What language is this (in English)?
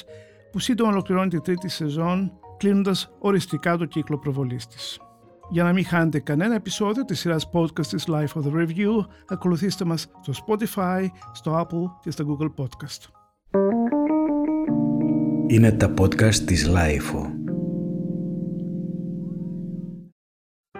Greek